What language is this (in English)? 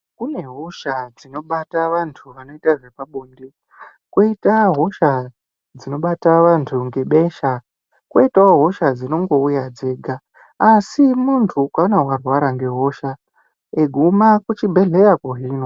Ndau